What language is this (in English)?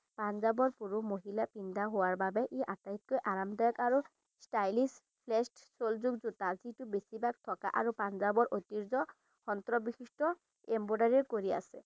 Assamese